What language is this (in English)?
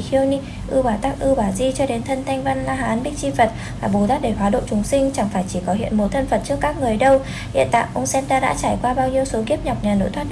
Vietnamese